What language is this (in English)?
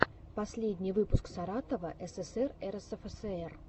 Russian